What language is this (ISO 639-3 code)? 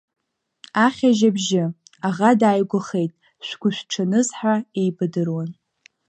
abk